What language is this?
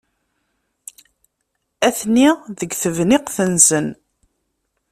Kabyle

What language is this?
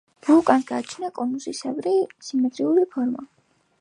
Georgian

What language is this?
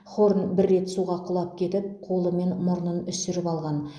Kazakh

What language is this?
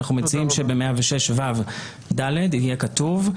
Hebrew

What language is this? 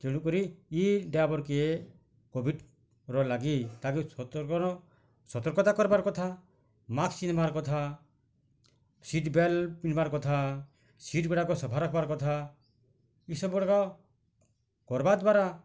Odia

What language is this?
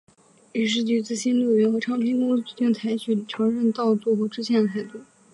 Chinese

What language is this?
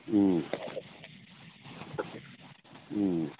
Manipuri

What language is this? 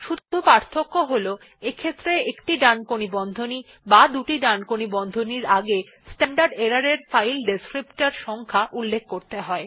Bangla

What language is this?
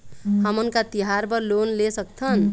Chhattisgarhi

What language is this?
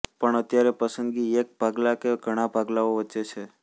Gujarati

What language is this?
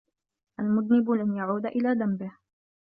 Arabic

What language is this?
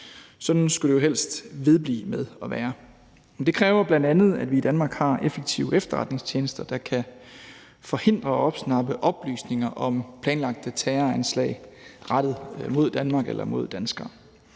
Danish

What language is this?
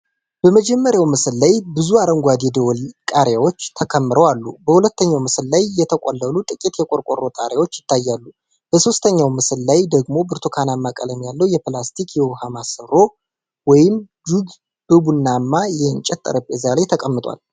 Amharic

